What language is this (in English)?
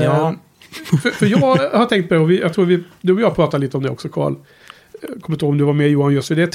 Swedish